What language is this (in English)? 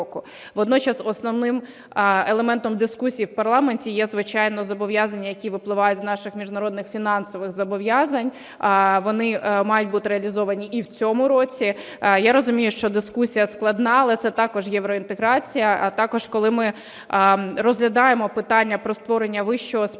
Ukrainian